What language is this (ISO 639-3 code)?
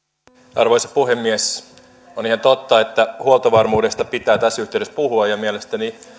fin